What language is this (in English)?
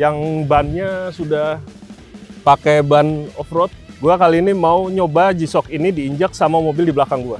Indonesian